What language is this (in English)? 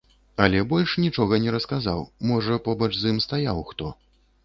Belarusian